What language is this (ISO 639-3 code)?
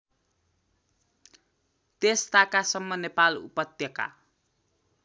nep